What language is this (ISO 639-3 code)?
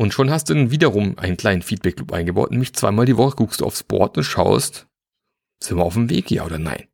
deu